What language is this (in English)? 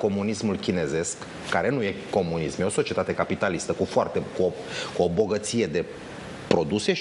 Romanian